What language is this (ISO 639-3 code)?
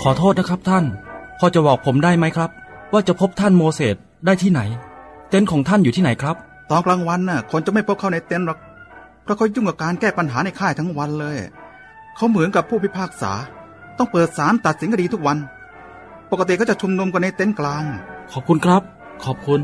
tha